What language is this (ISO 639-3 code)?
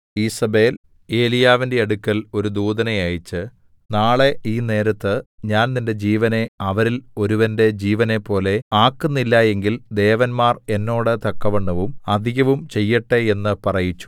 mal